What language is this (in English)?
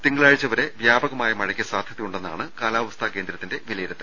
Malayalam